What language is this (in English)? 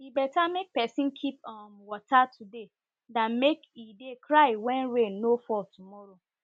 Nigerian Pidgin